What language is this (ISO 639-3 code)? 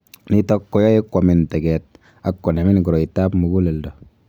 kln